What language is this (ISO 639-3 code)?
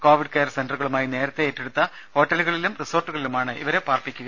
mal